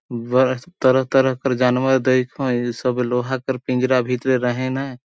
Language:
Sadri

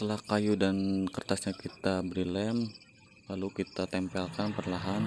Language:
Indonesian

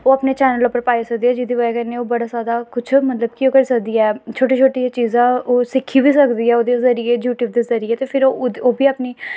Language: Dogri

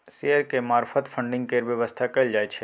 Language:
Maithili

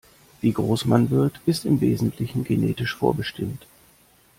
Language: German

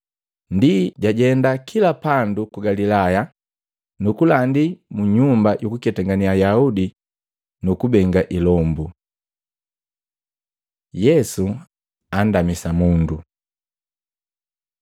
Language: Matengo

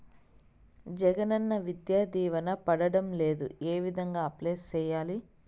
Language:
Telugu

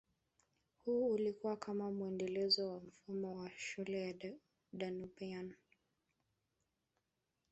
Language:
Swahili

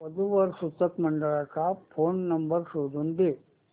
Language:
Marathi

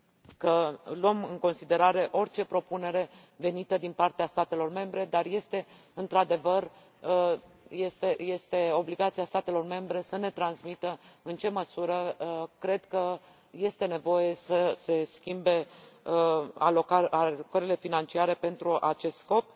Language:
Romanian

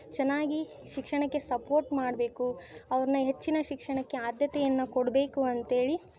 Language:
Kannada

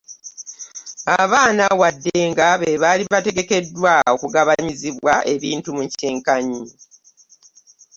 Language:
Ganda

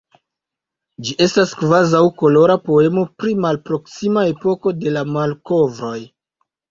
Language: Esperanto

